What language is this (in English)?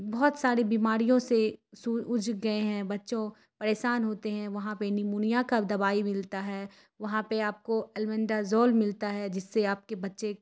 Urdu